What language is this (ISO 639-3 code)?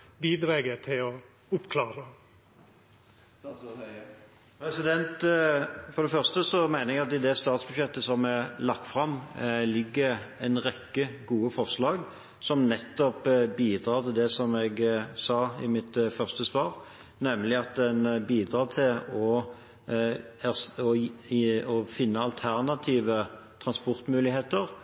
nor